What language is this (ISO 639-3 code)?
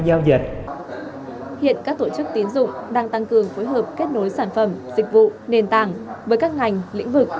vie